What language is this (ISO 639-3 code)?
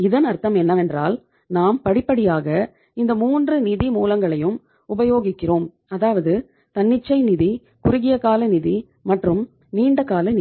tam